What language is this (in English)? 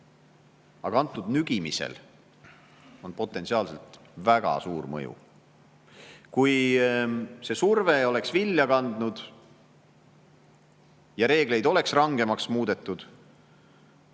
Estonian